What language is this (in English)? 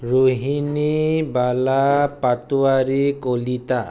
Assamese